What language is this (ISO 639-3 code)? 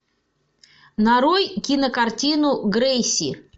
rus